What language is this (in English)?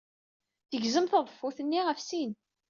Kabyle